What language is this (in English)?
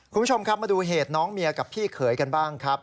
Thai